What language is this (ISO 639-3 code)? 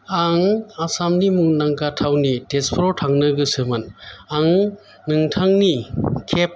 brx